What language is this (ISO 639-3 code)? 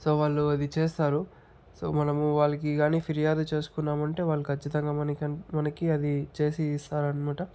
tel